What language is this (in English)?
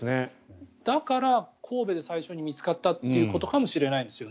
Japanese